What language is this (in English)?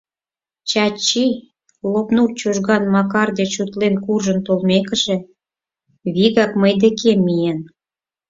Mari